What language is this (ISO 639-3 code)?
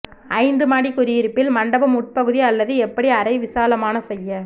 tam